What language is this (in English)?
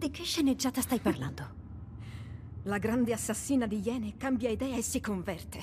Italian